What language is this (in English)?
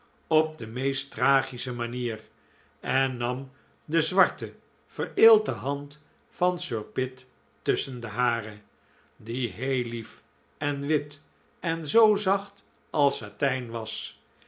Dutch